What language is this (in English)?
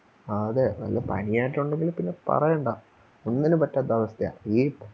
Malayalam